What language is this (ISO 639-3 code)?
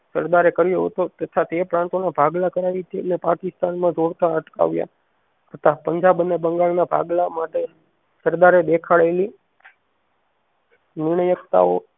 guj